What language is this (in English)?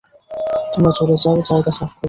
Bangla